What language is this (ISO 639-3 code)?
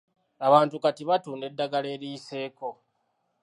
lug